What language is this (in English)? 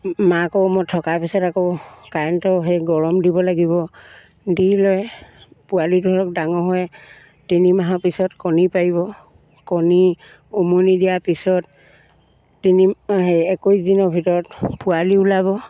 Assamese